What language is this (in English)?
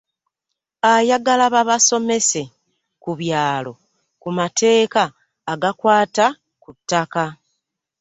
Ganda